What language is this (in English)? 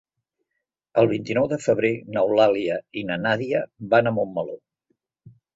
Catalan